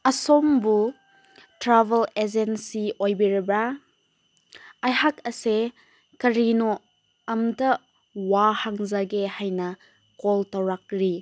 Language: Manipuri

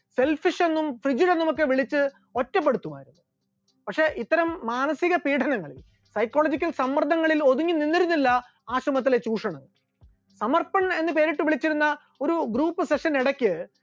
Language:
Malayalam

